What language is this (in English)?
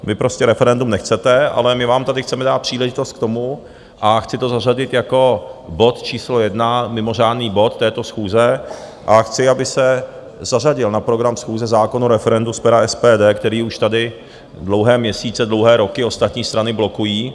Czech